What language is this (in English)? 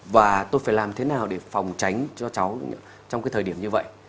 Vietnamese